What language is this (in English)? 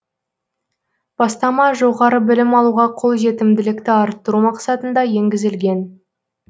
Kazakh